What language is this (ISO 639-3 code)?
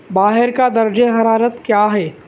urd